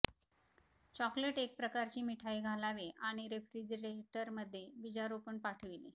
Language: Marathi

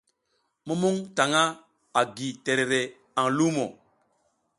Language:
South Giziga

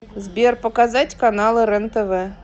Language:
Russian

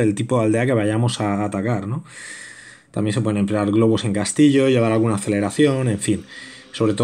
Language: Spanish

